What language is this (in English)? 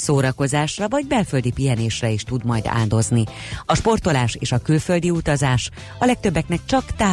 Hungarian